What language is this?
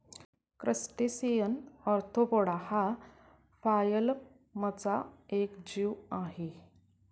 Marathi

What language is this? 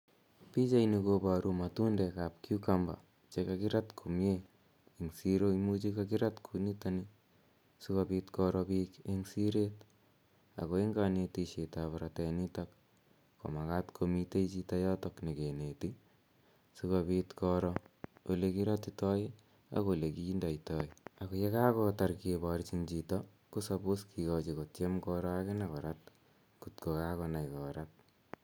Kalenjin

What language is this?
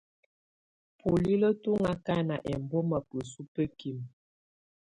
Tunen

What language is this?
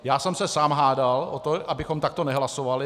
Czech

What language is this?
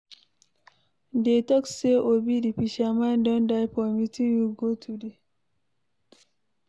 Nigerian Pidgin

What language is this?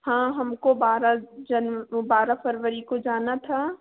Hindi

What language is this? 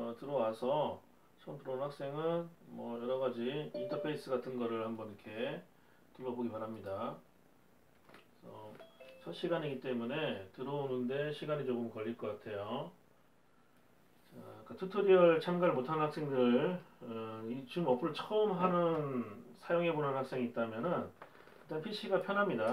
Korean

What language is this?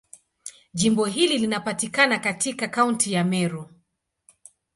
Swahili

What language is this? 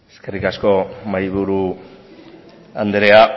Basque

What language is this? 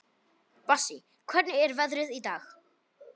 Icelandic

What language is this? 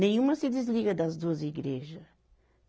Portuguese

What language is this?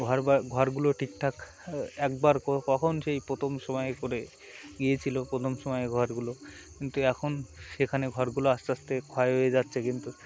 Bangla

